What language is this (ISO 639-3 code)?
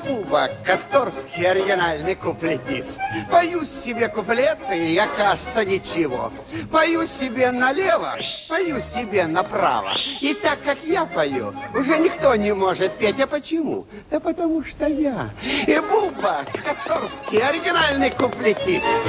rus